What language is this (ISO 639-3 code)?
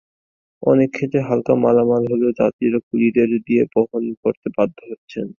ben